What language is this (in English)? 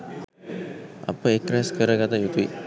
Sinhala